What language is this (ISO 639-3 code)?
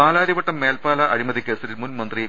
mal